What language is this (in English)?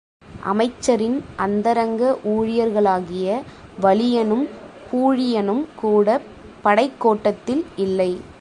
Tamil